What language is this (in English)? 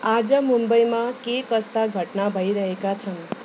Nepali